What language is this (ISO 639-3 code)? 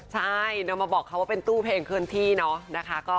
tha